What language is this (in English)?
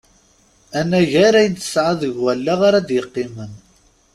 Kabyle